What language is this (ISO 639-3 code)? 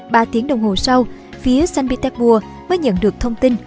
vie